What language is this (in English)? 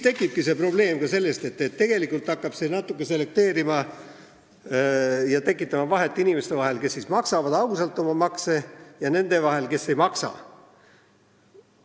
Estonian